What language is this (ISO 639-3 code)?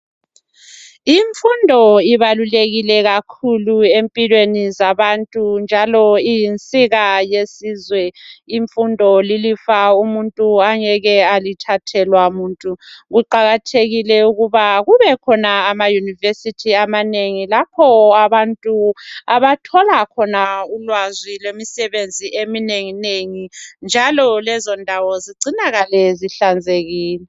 nde